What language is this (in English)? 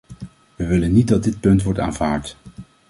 Dutch